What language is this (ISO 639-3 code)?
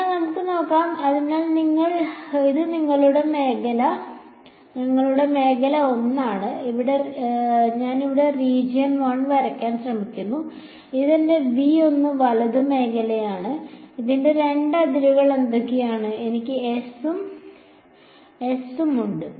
mal